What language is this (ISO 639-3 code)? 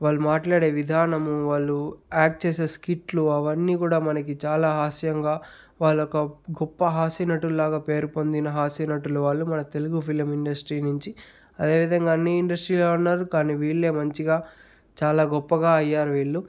tel